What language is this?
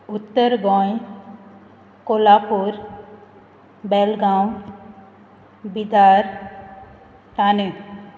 Konkani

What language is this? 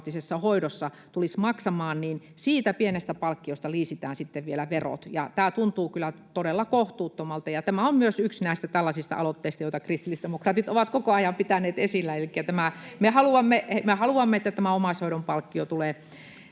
Finnish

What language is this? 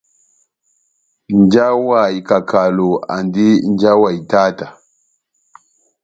Batanga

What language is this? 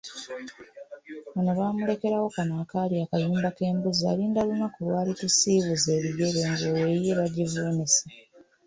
Ganda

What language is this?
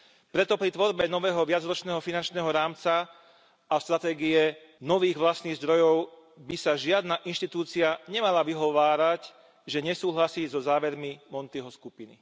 Slovak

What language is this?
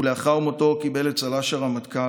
Hebrew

